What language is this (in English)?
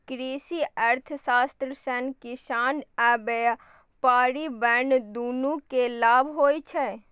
Maithili